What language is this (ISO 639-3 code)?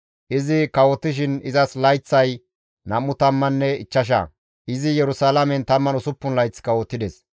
gmv